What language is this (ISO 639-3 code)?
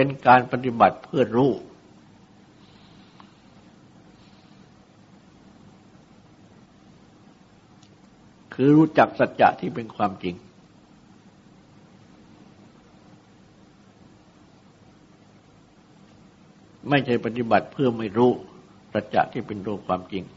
tha